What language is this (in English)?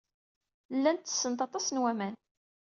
Kabyle